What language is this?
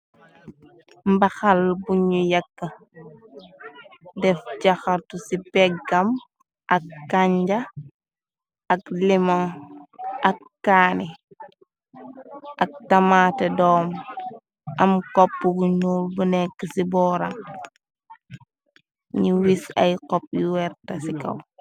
Wolof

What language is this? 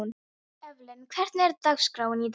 Icelandic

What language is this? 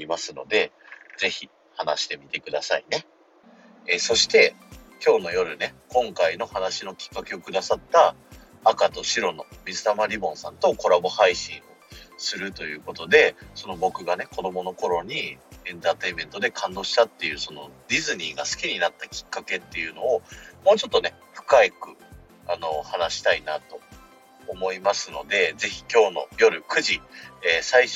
Japanese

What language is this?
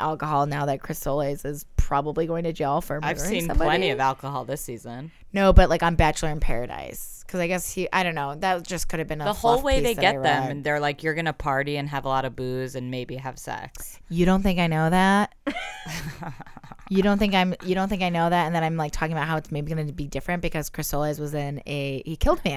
English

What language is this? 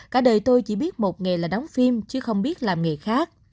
Vietnamese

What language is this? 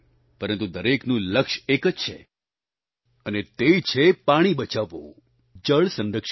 Gujarati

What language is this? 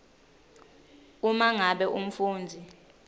Swati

